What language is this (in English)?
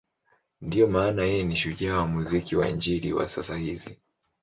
Swahili